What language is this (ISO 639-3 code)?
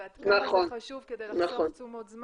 heb